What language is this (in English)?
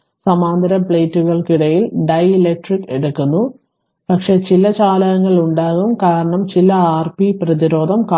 Malayalam